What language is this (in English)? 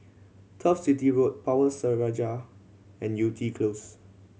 English